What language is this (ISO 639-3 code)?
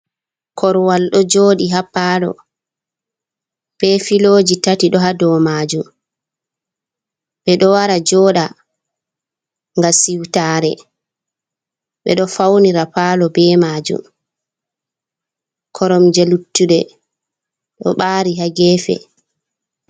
ful